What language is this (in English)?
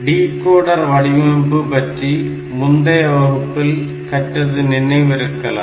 Tamil